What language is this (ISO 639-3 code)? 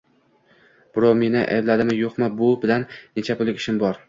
uzb